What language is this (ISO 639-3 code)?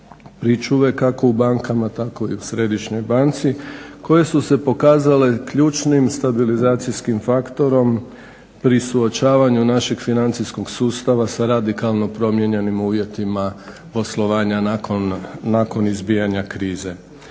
hrv